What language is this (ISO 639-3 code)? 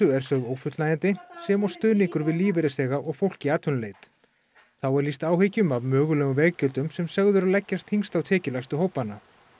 isl